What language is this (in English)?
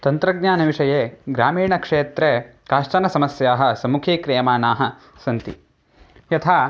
Sanskrit